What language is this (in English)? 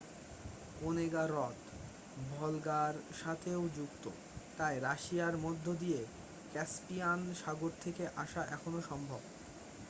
Bangla